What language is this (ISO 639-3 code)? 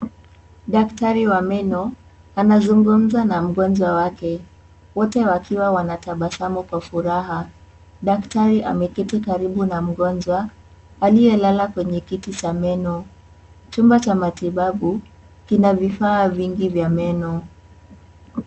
swa